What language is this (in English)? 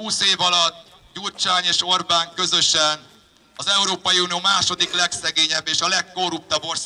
Hungarian